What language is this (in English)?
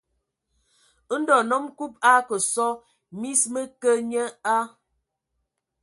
Ewondo